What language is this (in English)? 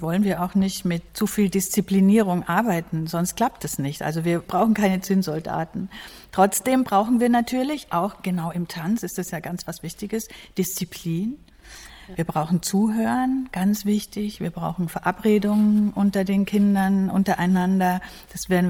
German